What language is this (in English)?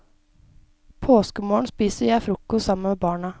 Norwegian